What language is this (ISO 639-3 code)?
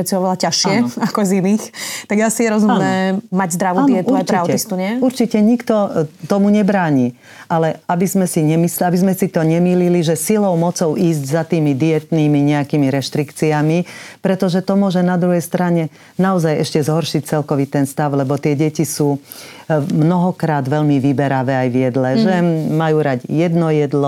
slk